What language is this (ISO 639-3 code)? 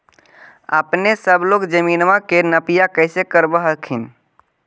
mag